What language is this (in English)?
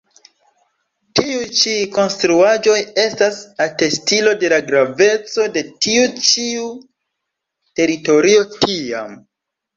Esperanto